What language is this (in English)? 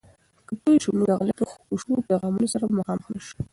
Pashto